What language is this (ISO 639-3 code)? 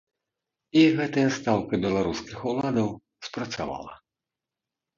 bel